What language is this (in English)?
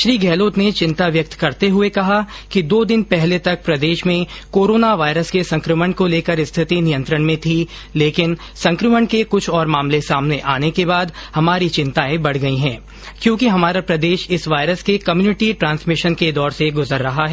Hindi